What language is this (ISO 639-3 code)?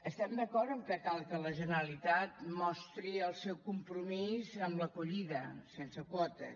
cat